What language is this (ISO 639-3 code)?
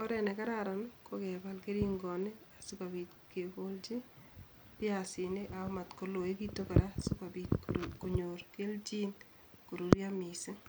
kln